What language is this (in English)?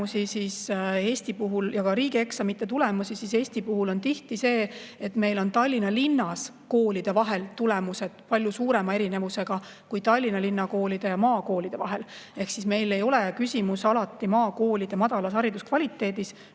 Estonian